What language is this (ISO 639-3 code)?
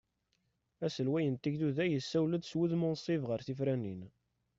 kab